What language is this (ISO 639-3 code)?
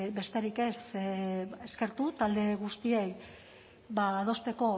eus